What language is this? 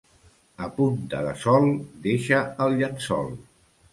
Catalan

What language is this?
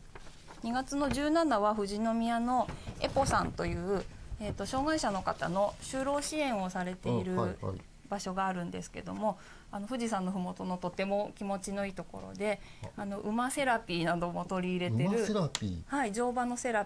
Japanese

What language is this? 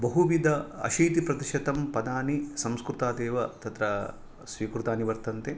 Sanskrit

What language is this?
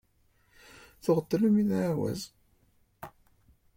Kabyle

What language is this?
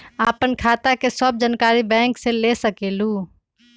Magahi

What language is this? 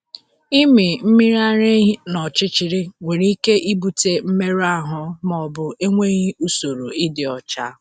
Igbo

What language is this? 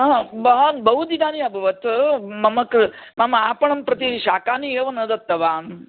Sanskrit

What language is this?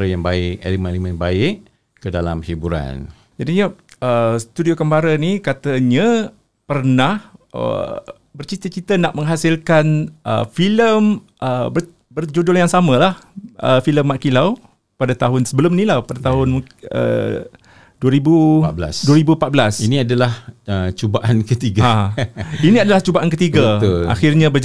Malay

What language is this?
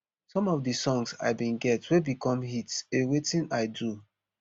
Nigerian Pidgin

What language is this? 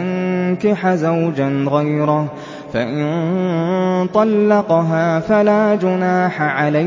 Arabic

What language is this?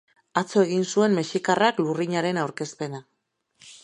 Basque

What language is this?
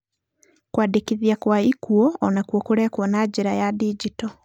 Kikuyu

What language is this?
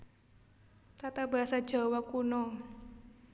Javanese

